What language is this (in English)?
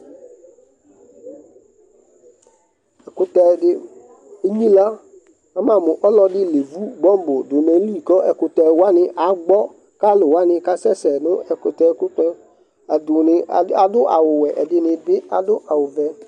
Ikposo